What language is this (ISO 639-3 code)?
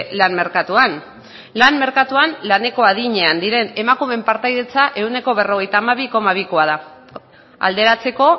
eus